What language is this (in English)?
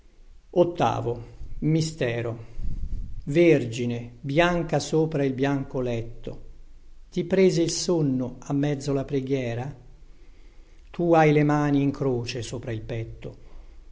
Italian